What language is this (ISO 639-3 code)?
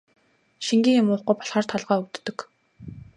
mon